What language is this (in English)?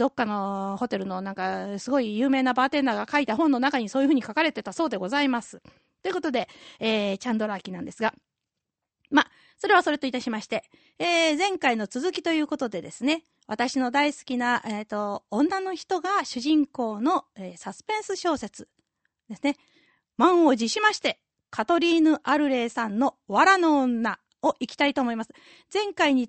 Japanese